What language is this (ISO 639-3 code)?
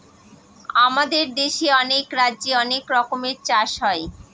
ben